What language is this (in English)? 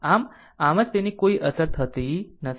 Gujarati